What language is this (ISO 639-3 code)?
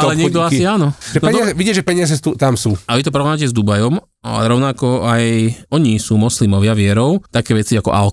slk